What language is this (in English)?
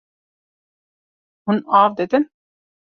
Kurdish